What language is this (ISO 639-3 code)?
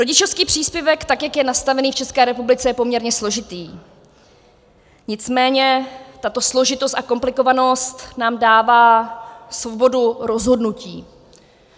ces